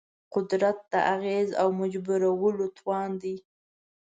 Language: Pashto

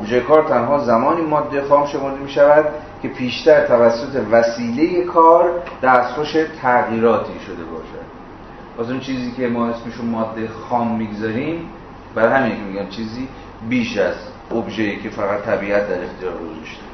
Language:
Persian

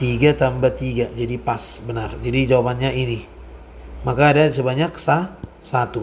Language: Indonesian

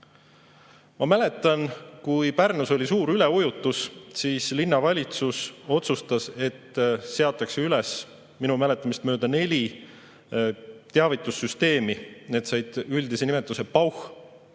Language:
Estonian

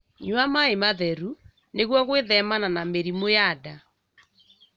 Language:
Kikuyu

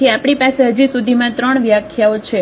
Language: Gujarati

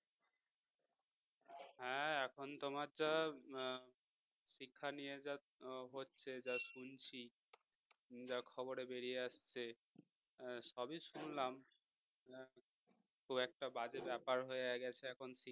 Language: Bangla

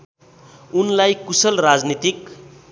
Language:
Nepali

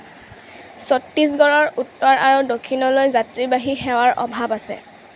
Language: Assamese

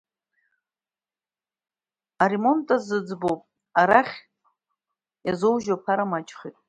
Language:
Abkhazian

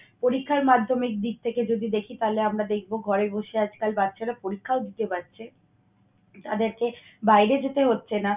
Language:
Bangla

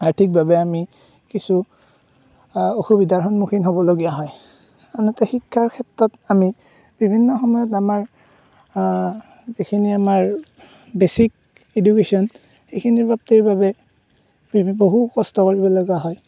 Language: Assamese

